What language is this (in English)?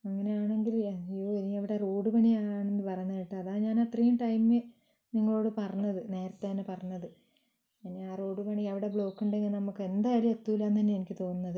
Malayalam